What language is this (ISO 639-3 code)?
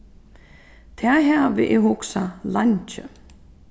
fao